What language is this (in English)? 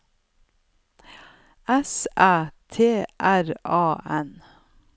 Norwegian